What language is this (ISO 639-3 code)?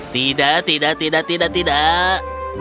ind